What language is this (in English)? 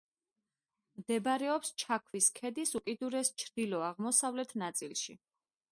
Georgian